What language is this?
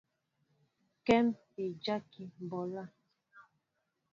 Mbo (Cameroon)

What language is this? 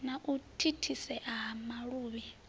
Venda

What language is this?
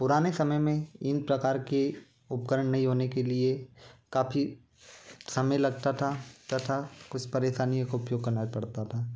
Hindi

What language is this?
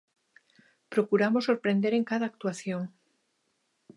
Galician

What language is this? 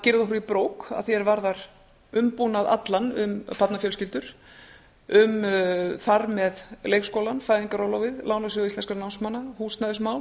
Icelandic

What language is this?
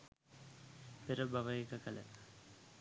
Sinhala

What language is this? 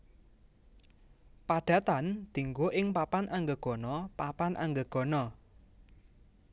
Javanese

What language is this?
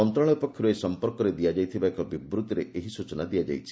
Odia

